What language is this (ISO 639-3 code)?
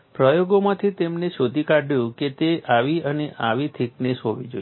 guj